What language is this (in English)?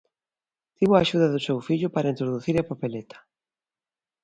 Galician